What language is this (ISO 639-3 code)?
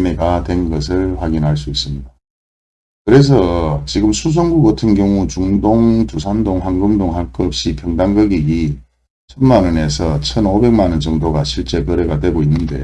kor